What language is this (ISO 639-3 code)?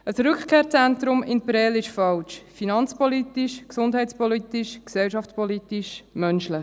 gsw